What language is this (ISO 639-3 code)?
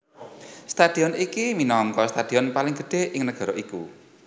jav